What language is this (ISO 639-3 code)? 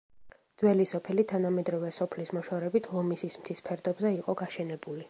kat